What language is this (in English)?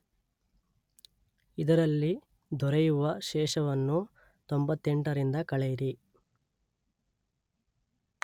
Kannada